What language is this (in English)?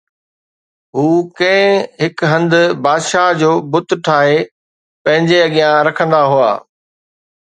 Sindhi